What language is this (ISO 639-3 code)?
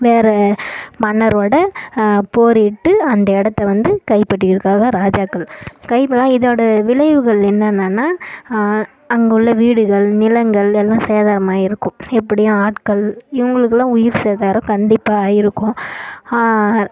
tam